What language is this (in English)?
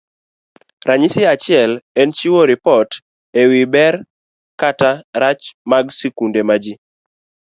Luo (Kenya and Tanzania)